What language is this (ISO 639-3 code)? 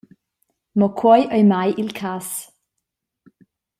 roh